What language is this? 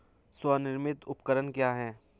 Hindi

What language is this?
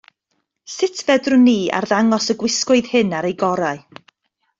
Welsh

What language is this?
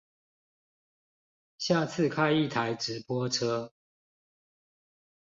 Chinese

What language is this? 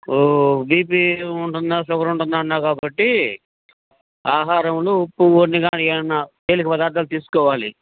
Telugu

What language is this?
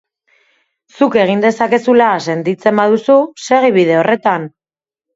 Basque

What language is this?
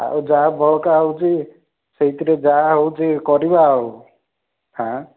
Odia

